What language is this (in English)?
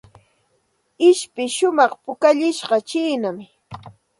Santa Ana de Tusi Pasco Quechua